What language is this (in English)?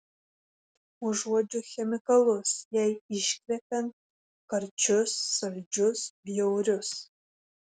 Lithuanian